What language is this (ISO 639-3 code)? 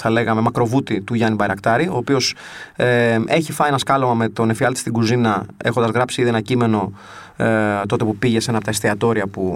ell